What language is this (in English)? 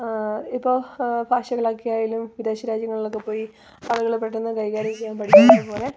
Malayalam